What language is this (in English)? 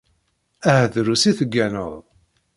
Kabyle